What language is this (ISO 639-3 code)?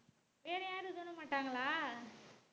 tam